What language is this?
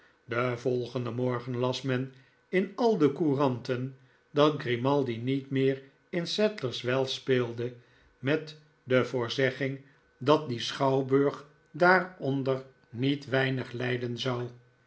Dutch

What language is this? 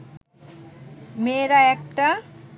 Bangla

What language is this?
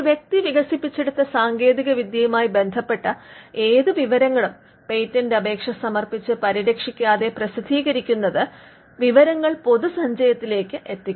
Malayalam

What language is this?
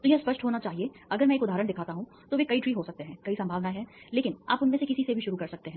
Hindi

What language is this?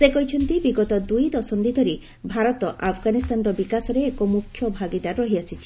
Odia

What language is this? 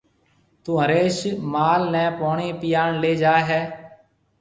Marwari (Pakistan)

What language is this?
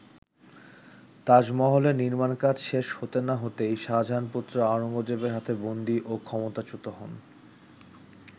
Bangla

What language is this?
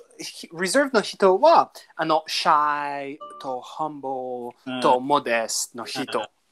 Japanese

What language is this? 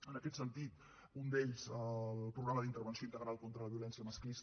Catalan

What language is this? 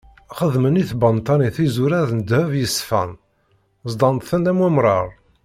Kabyle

